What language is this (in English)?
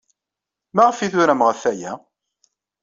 Kabyle